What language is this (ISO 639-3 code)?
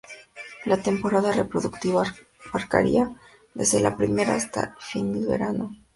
spa